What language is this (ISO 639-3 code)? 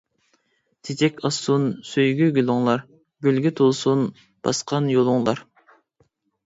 uig